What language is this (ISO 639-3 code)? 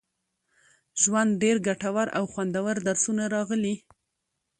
pus